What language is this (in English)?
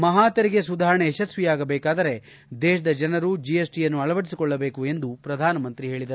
Kannada